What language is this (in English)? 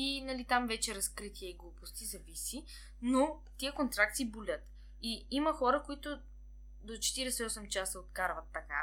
Bulgarian